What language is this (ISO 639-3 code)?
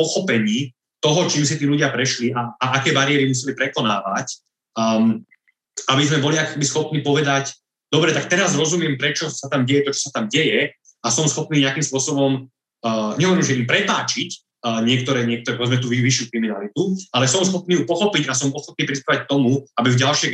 slk